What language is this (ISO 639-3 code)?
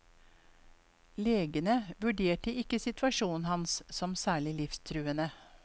nor